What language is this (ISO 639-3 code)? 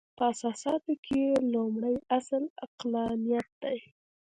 pus